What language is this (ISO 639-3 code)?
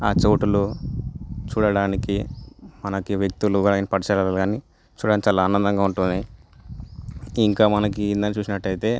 tel